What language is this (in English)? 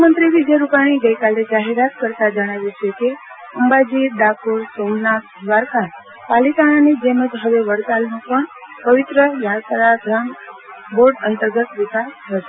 Gujarati